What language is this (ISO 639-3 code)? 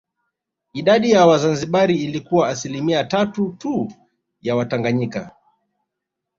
swa